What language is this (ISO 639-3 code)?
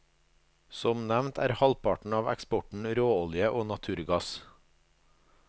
nor